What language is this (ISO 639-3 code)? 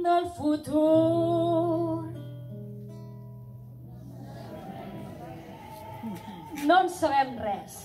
por